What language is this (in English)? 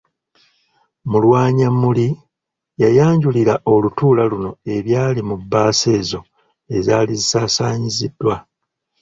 Ganda